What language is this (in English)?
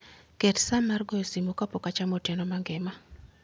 Luo (Kenya and Tanzania)